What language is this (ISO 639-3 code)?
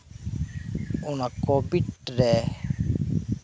sat